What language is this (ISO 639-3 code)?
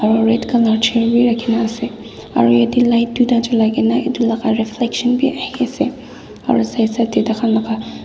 nag